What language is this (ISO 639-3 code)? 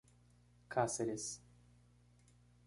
por